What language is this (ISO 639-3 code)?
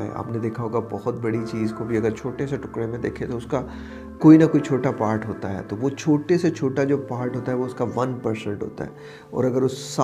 urd